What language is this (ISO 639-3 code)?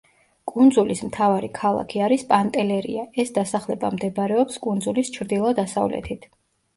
kat